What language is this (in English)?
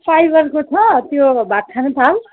Nepali